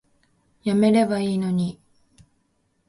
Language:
Japanese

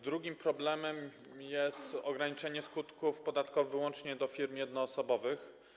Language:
Polish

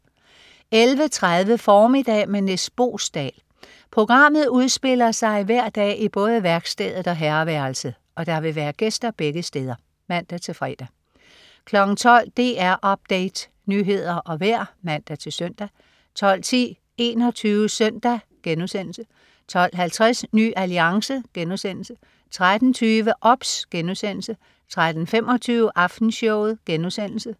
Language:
Danish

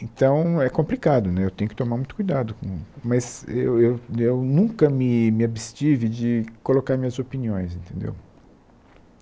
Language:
Portuguese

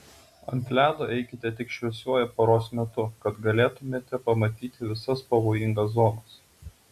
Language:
Lithuanian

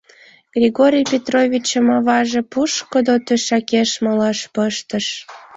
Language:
Mari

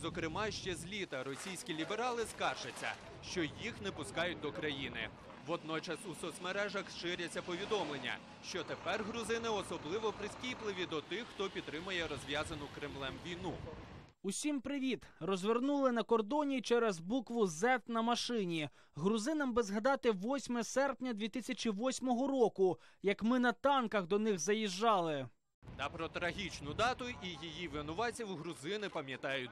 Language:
Ukrainian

